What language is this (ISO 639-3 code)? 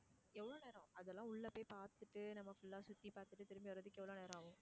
tam